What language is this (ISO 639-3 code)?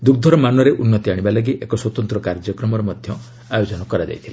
ori